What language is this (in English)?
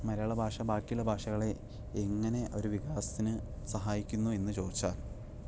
Malayalam